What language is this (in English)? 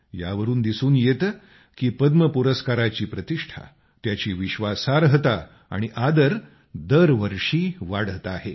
Marathi